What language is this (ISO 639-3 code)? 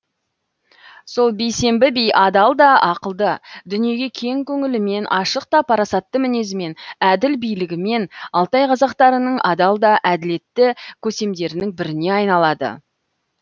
kaz